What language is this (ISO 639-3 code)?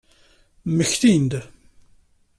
kab